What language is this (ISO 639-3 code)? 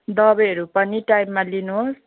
nep